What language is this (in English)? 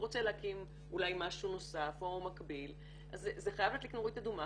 Hebrew